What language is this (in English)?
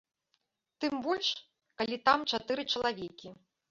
Belarusian